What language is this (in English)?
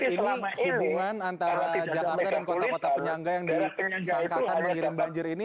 Indonesian